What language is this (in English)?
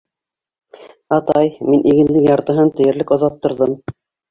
Bashkir